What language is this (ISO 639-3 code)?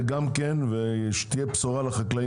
heb